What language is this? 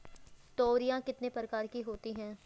Hindi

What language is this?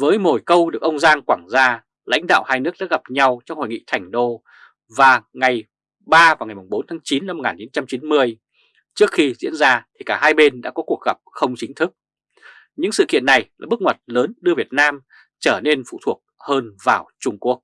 Vietnamese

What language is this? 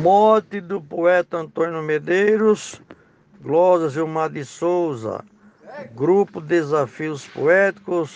Portuguese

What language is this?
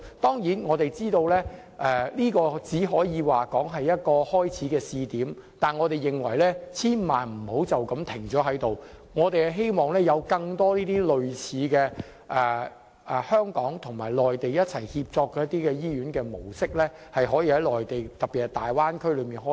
Cantonese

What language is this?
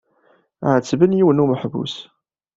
Kabyle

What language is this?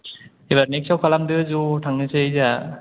Bodo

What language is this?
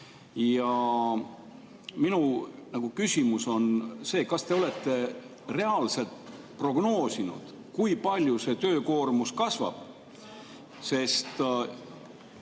Estonian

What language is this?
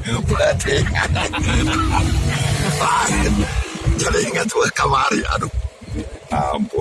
Indonesian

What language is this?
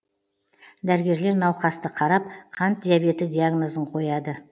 Kazakh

